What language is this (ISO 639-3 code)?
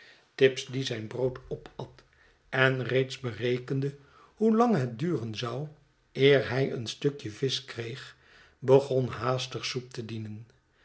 nld